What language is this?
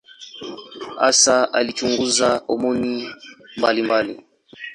Swahili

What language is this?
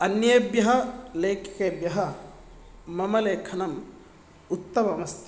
Sanskrit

